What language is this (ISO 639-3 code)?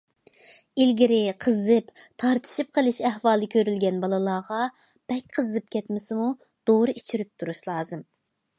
uig